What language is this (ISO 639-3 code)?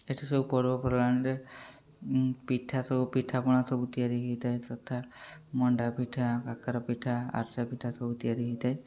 ori